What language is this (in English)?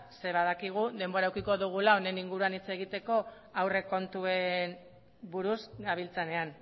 Basque